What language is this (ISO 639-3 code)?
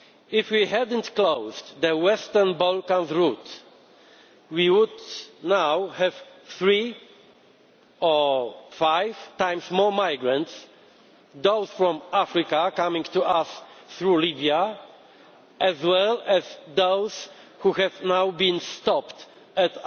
eng